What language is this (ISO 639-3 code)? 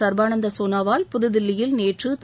tam